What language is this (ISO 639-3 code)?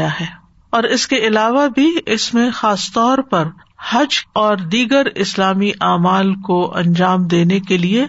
urd